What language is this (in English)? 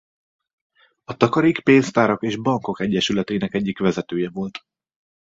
Hungarian